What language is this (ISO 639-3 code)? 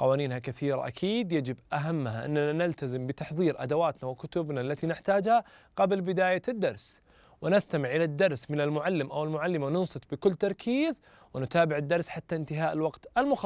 ara